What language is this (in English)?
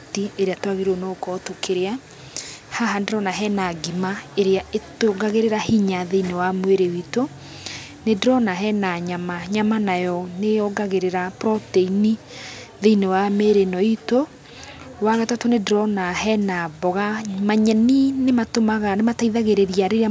Kikuyu